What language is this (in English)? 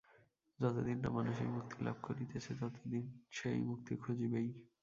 Bangla